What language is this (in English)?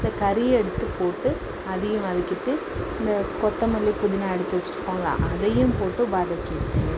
Tamil